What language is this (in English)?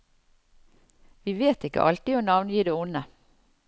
Norwegian